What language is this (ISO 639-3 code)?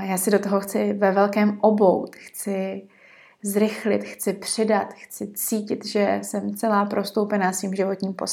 ces